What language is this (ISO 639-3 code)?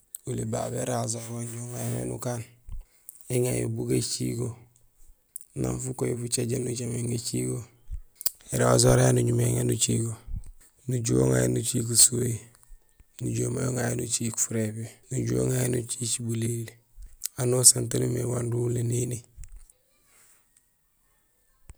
gsl